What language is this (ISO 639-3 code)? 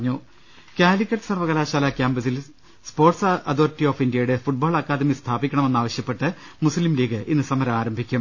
mal